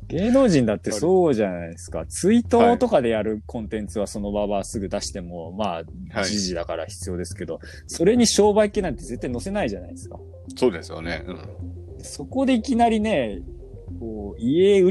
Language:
Japanese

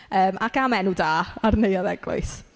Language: Welsh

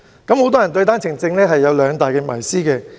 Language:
Cantonese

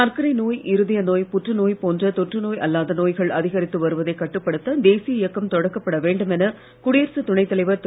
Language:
Tamil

